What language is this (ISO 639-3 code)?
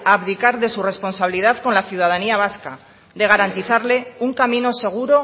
spa